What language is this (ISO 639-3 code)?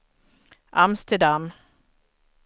swe